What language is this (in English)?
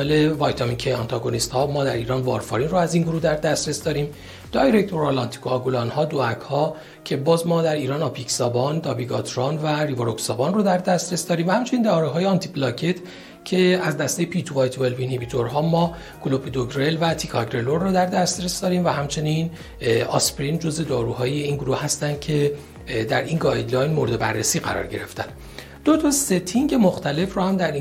Persian